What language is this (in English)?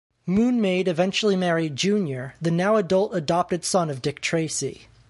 English